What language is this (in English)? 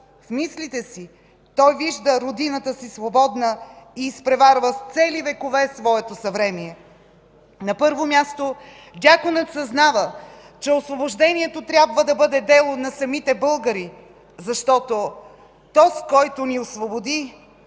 Bulgarian